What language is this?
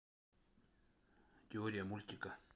Russian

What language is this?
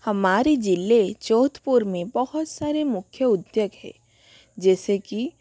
Hindi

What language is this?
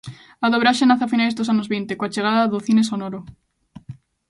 Galician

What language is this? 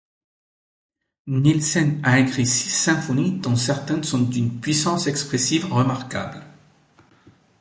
French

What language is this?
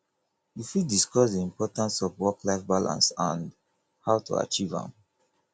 Nigerian Pidgin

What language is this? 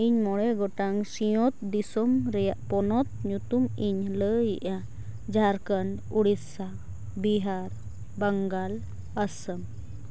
Santali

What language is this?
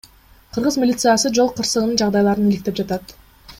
Kyrgyz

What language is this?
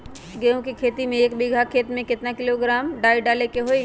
Magahi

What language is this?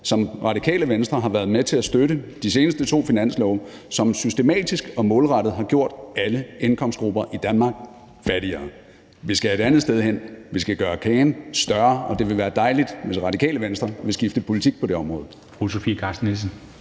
Danish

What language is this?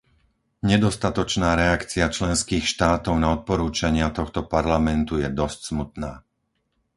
Slovak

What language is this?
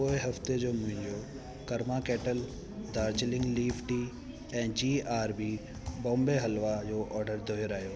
Sindhi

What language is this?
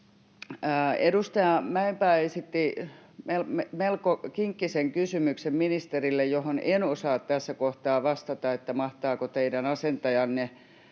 Finnish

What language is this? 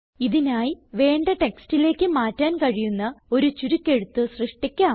Malayalam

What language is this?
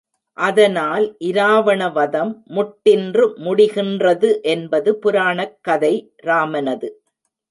Tamil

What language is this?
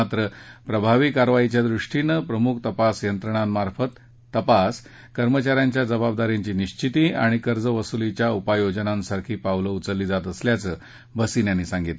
Marathi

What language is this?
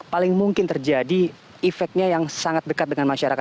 Indonesian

